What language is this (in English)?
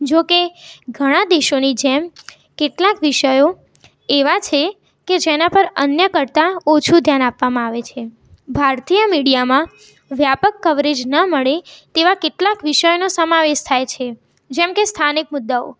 Gujarati